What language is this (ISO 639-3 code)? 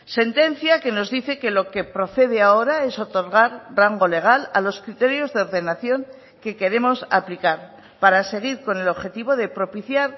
spa